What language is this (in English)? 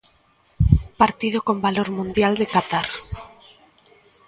Galician